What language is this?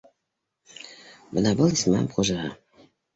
Bashkir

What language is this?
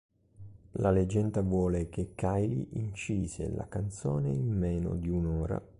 Italian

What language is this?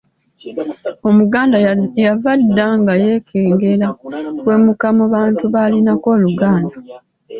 Ganda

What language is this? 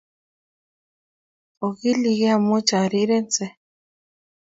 Kalenjin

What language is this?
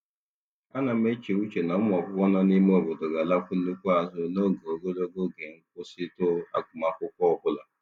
Igbo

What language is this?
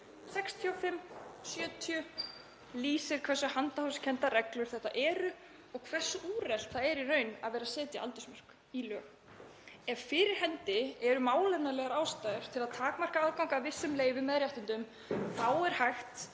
Icelandic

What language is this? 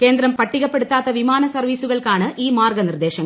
Malayalam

